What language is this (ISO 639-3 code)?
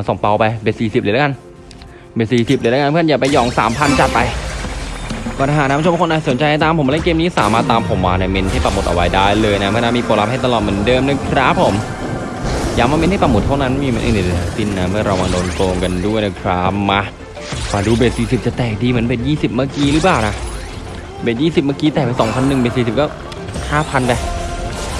tha